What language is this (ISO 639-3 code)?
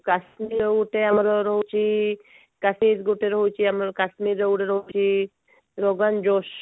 ori